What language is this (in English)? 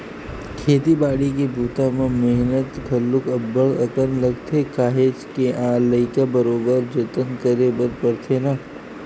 Chhattisgarhi